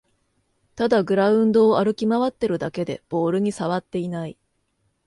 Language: Japanese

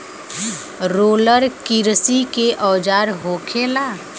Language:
Bhojpuri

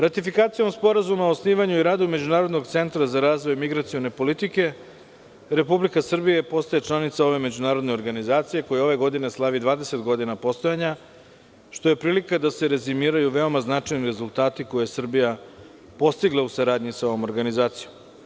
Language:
Serbian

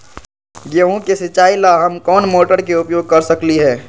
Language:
Magahi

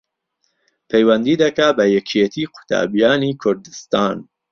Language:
Central Kurdish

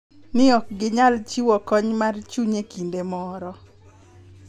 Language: Luo (Kenya and Tanzania)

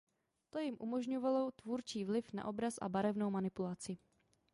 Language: Czech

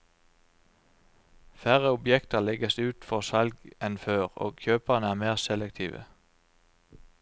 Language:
Norwegian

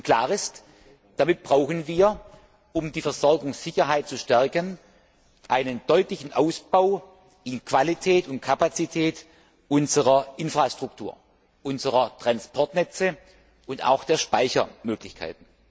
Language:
German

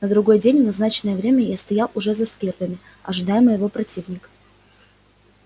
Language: Russian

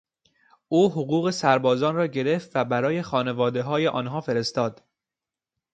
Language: Persian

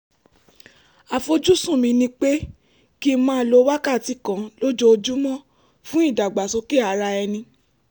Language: Yoruba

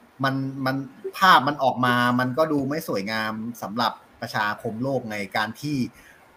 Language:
Thai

